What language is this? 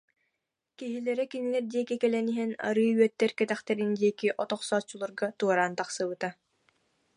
Yakut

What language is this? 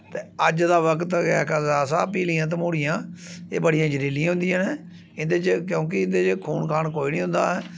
Dogri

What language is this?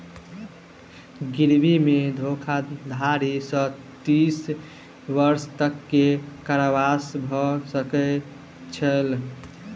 Maithili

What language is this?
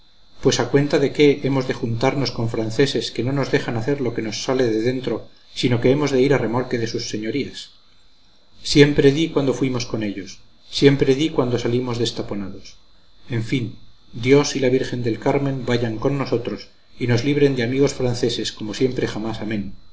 Spanish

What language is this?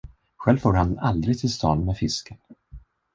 Swedish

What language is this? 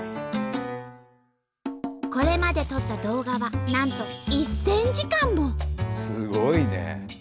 Japanese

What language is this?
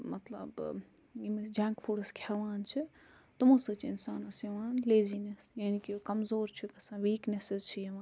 Kashmiri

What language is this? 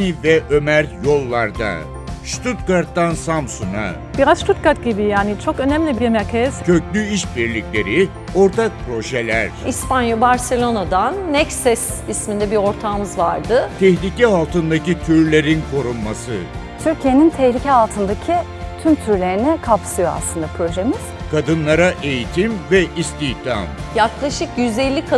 Turkish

